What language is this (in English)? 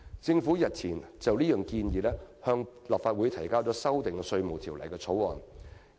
Cantonese